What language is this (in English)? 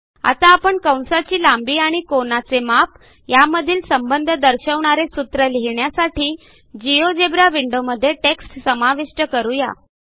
Marathi